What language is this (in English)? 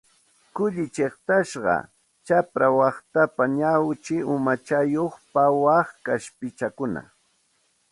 Santa Ana de Tusi Pasco Quechua